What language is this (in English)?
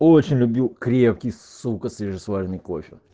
Russian